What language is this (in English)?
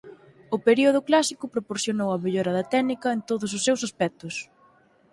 Galician